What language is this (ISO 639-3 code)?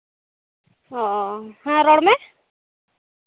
sat